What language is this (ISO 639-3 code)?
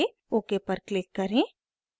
hin